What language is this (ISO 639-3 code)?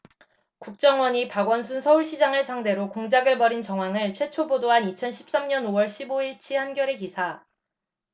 kor